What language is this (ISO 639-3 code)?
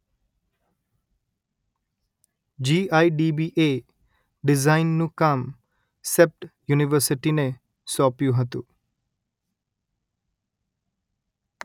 guj